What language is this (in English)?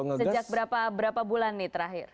Indonesian